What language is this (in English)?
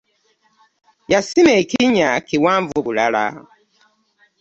Ganda